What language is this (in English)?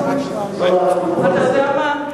Hebrew